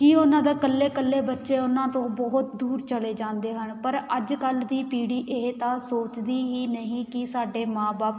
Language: Punjabi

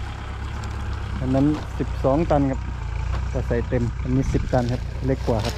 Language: Thai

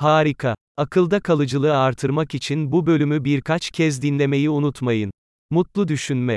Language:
Turkish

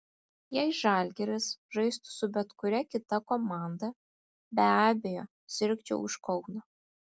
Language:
Lithuanian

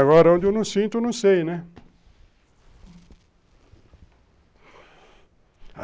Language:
Portuguese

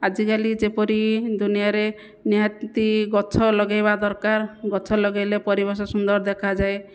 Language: Odia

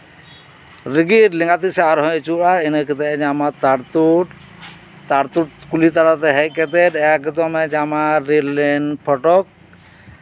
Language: Santali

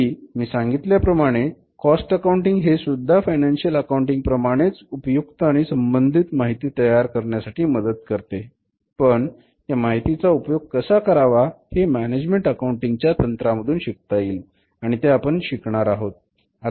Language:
Marathi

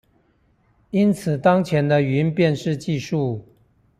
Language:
Chinese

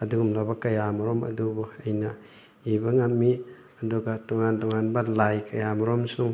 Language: Manipuri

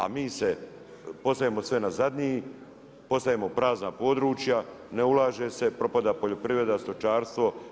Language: Croatian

